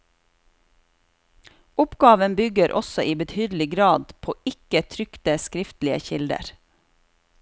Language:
Norwegian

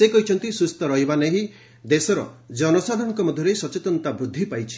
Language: Odia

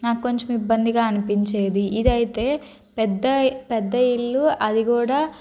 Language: Telugu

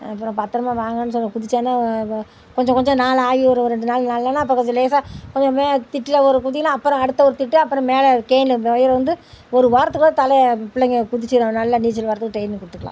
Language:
Tamil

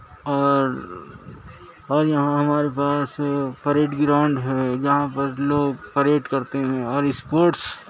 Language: Urdu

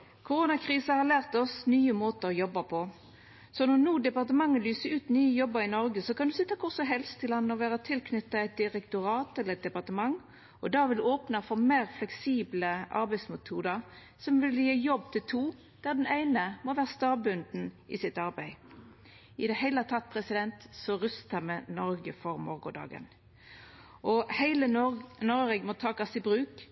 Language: Norwegian Nynorsk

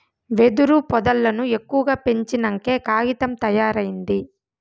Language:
Telugu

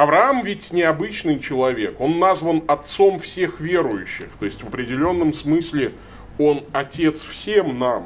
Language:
Russian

